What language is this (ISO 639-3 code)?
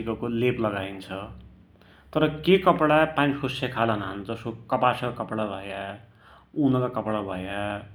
dty